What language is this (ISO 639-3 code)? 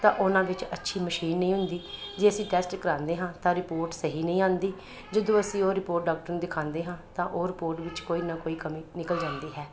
pan